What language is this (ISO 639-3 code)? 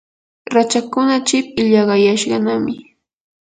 qur